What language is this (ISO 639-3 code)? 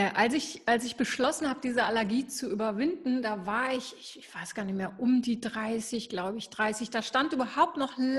deu